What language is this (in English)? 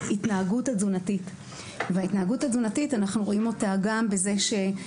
Hebrew